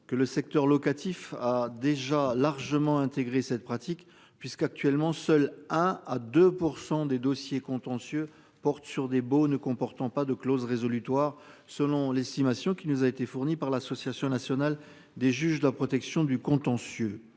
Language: French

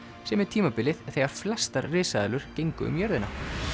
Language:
Icelandic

